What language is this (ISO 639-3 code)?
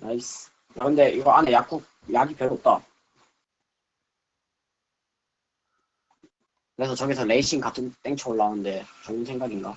kor